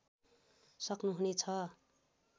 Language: Nepali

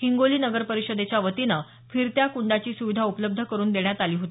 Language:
Marathi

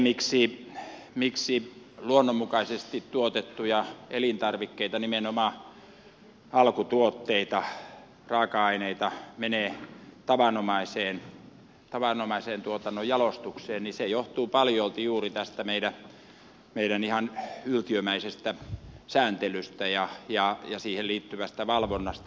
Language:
Finnish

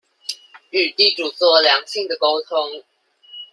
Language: Chinese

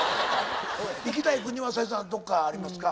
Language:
Japanese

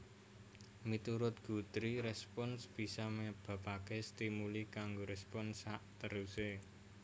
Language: Javanese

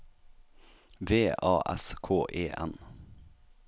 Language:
Norwegian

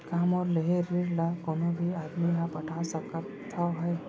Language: Chhattisgarhi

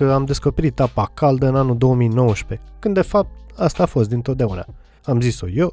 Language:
Romanian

